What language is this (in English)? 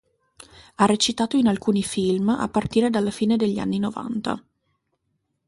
Italian